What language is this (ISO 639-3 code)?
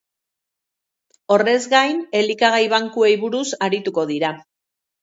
eus